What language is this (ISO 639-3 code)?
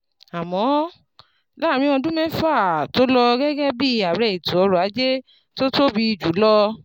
yor